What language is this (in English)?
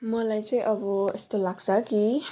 Nepali